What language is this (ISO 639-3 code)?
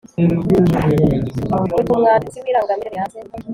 kin